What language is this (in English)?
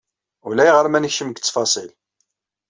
Kabyle